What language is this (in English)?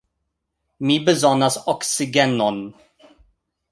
Esperanto